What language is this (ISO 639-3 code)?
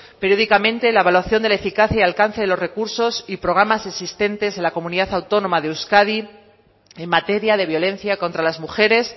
spa